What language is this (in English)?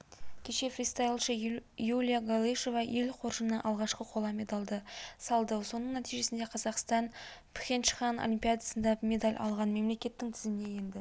Kazakh